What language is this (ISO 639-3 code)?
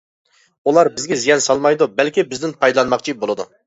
uig